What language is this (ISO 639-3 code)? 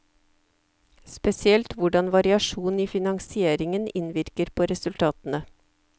nor